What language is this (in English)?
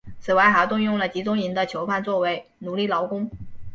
Chinese